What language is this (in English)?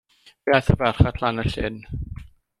Welsh